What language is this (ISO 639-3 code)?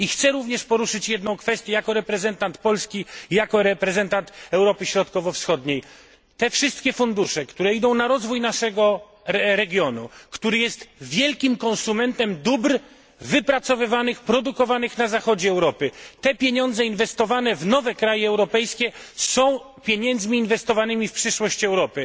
pol